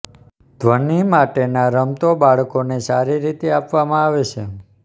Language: Gujarati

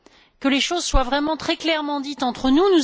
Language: French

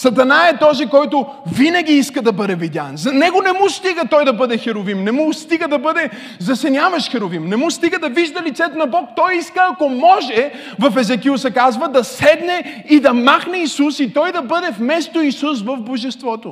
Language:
Bulgarian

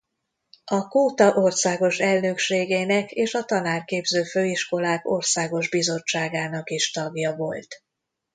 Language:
Hungarian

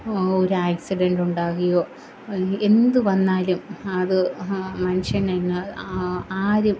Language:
Malayalam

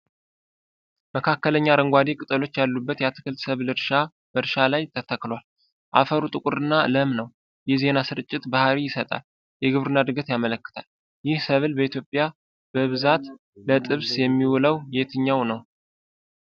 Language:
Amharic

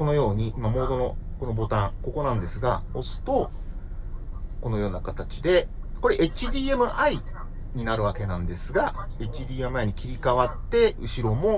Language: Japanese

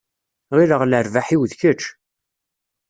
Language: Kabyle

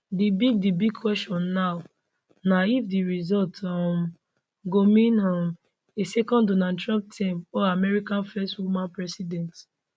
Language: Nigerian Pidgin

